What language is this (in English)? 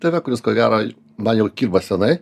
Lithuanian